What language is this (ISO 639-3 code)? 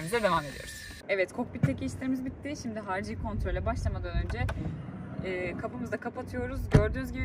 tur